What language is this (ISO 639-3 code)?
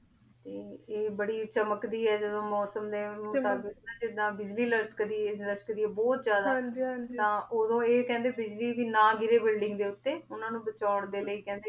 pan